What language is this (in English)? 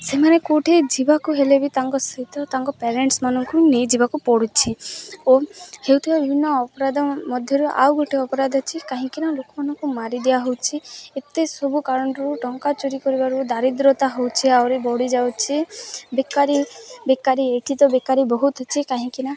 Odia